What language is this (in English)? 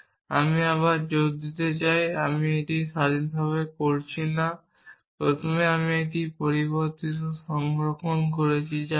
Bangla